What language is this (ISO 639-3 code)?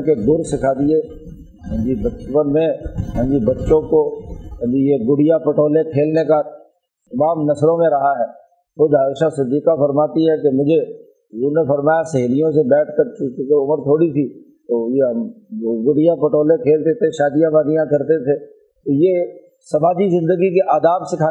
urd